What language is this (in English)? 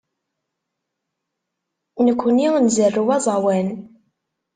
Kabyle